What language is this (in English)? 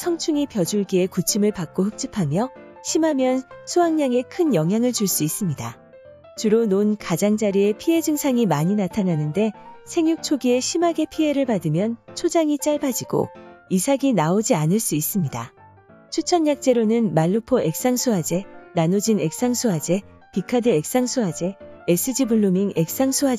Korean